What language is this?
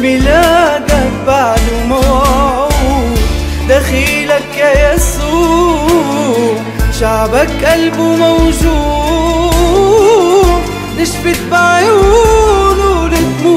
Arabic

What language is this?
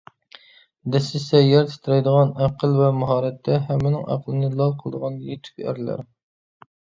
Uyghur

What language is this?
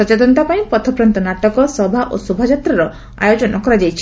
Odia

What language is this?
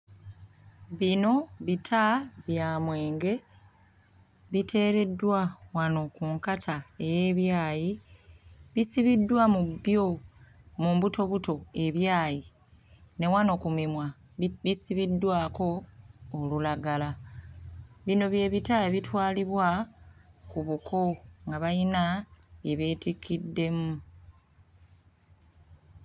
Ganda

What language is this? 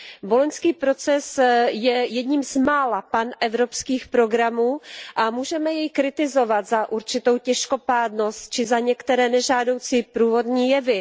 Czech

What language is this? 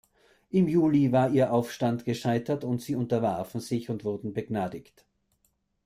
German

